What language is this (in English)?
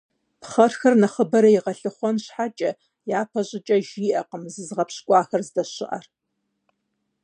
Kabardian